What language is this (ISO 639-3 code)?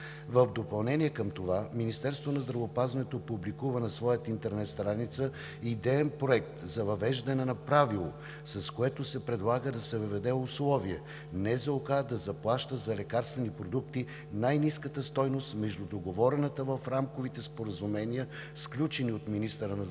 bul